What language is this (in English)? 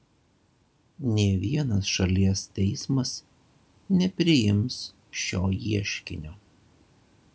Lithuanian